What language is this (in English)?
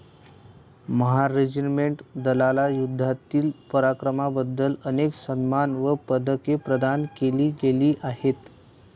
Marathi